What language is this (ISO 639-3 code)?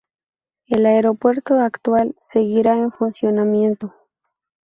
spa